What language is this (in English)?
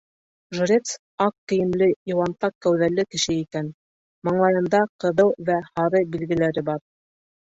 Bashkir